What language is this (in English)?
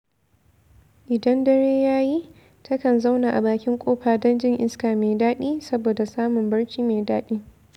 Hausa